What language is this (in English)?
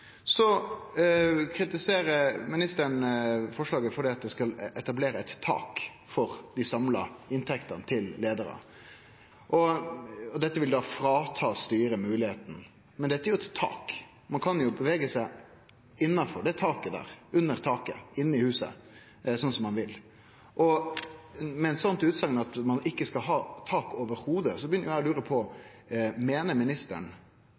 Norwegian Nynorsk